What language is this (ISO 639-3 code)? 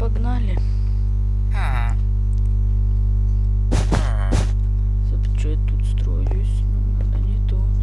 rus